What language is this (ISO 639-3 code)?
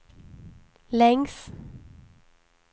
swe